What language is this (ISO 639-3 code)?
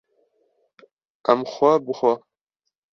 kur